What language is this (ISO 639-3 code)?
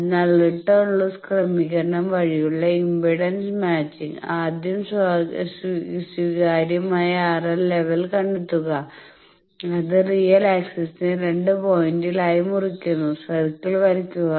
mal